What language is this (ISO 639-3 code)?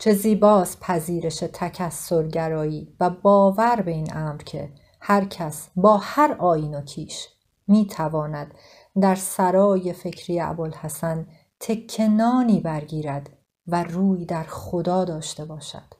fas